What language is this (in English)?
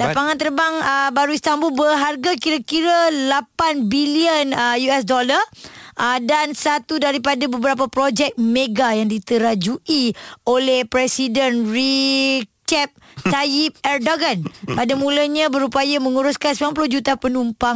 Malay